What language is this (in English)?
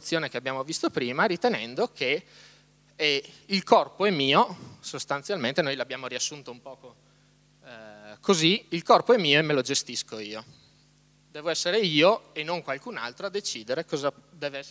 Italian